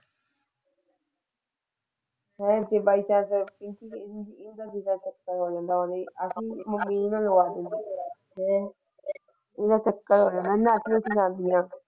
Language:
Punjabi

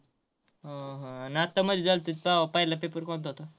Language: Marathi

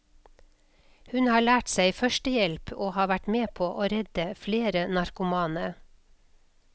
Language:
Norwegian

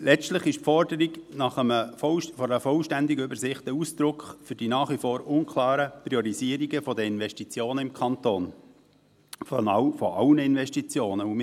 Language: Swiss German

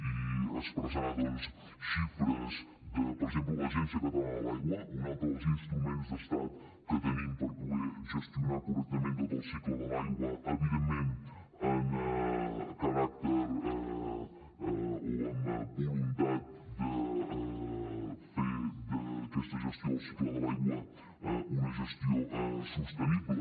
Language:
Catalan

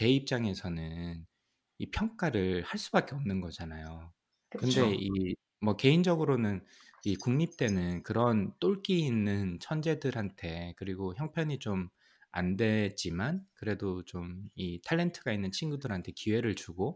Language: Korean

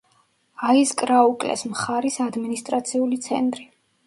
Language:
Georgian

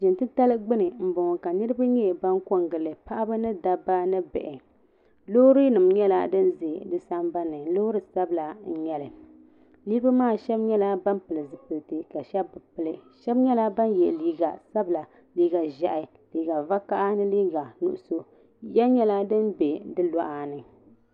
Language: Dagbani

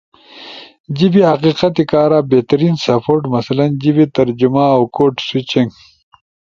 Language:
Ushojo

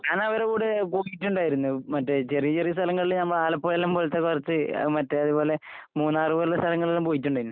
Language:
Malayalam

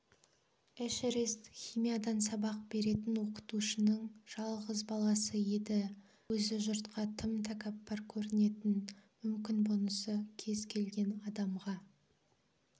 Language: Kazakh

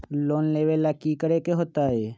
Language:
Magahi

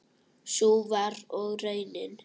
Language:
Icelandic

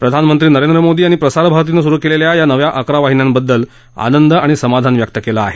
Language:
Marathi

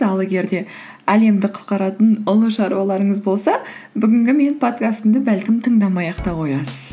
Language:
Kazakh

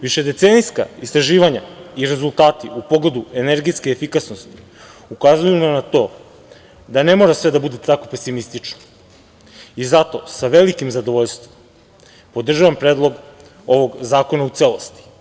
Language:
Serbian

